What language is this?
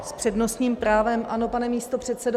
Czech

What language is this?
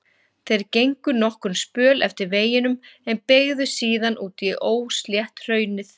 Icelandic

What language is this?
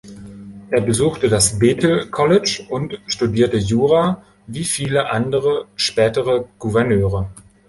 German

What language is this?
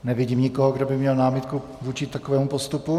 Czech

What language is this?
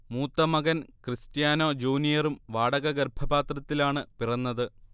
Malayalam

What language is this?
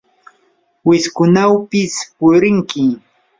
Yanahuanca Pasco Quechua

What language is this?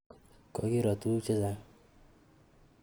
Kalenjin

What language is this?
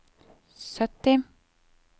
Norwegian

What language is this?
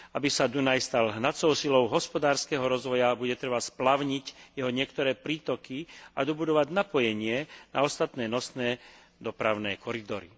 Slovak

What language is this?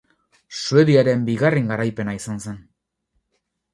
Basque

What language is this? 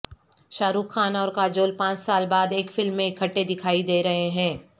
Urdu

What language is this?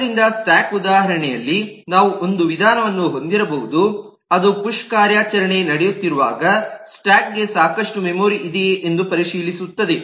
Kannada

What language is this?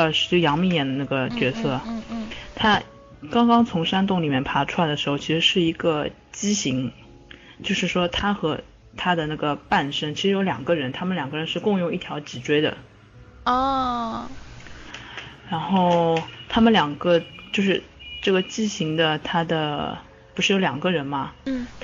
Chinese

